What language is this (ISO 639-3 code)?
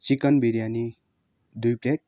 nep